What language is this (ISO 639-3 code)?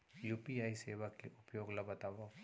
hne